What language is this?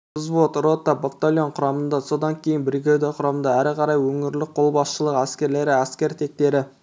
Kazakh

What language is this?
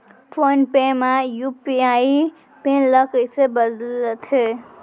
Chhattisgarhi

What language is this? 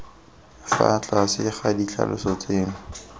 Tswana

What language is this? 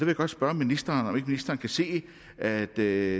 Danish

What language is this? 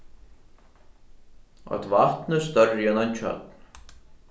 Faroese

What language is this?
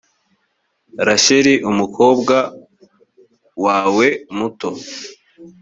Kinyarwanda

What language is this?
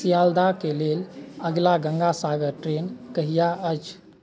Maithili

